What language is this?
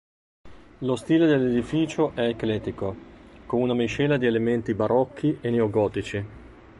Italian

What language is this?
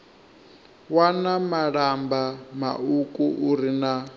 Venda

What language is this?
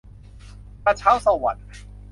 Thai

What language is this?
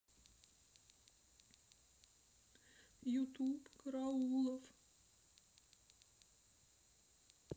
Russian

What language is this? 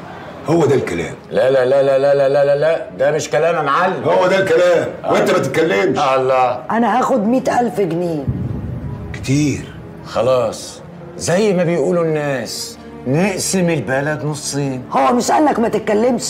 Arabic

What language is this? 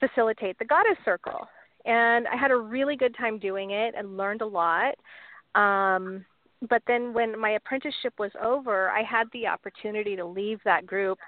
English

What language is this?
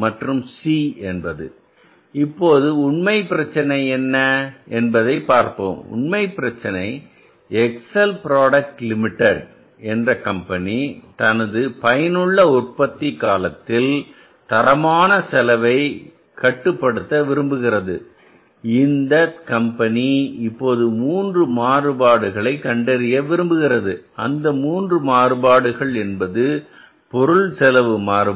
Tamil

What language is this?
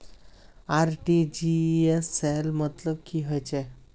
Magahi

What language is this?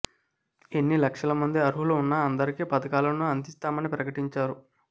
Telugu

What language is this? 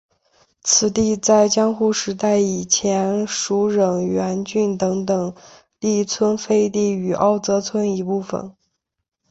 Chinese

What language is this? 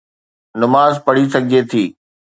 Sindhi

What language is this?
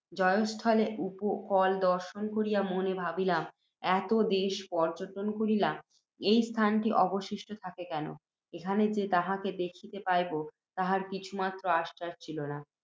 Bangla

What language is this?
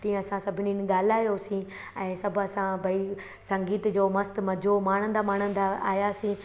Sindhi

